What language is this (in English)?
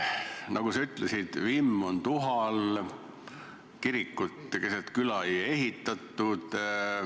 Estonian